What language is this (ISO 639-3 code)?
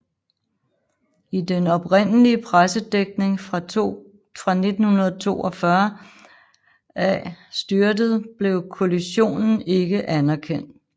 dan